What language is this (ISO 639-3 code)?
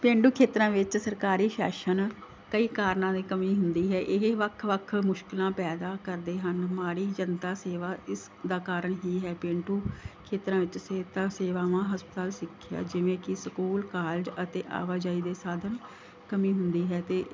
pan